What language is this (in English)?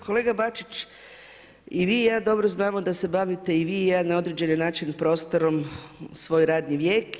Croatian